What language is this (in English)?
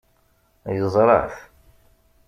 Kabyle